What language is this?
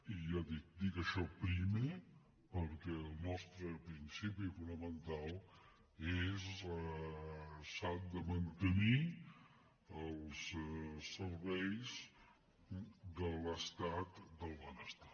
Catalan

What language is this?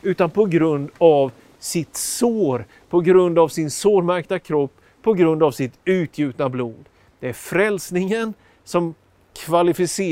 Swedish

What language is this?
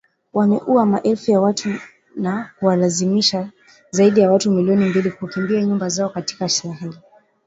Swahili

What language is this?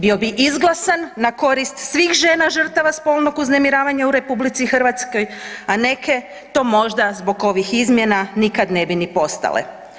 Croatian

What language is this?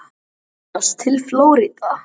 Icelandic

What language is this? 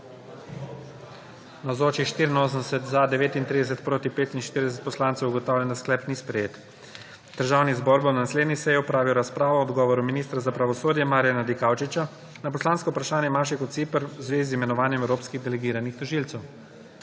Slovenian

